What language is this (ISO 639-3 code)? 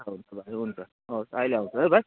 nep